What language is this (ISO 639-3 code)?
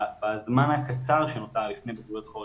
heb